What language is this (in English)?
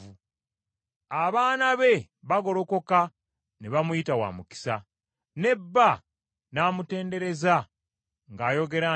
Ganda